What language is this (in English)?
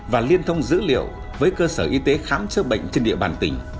Vietnamese